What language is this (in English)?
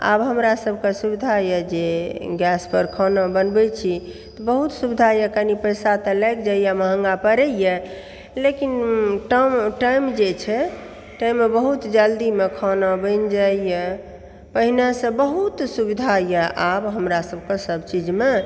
Maithili